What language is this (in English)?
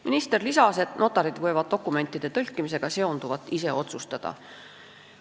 Estonian